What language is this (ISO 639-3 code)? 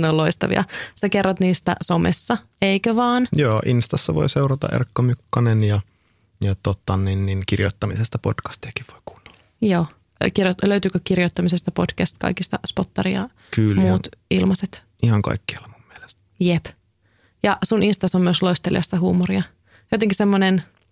fin